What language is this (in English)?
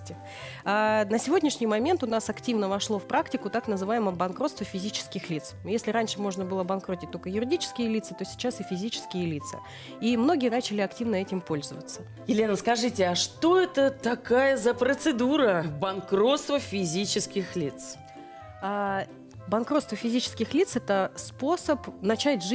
Russian